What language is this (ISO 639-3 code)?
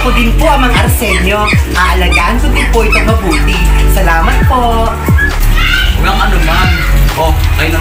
fil